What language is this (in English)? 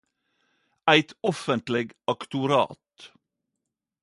Norwegian Nynorsk